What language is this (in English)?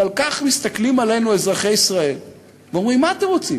Hebrew